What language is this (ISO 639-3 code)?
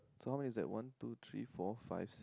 eng